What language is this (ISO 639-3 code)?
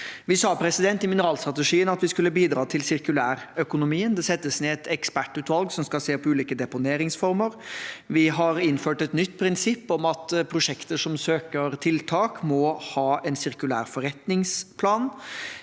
nor